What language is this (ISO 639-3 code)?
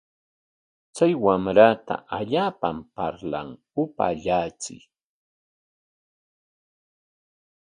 qwa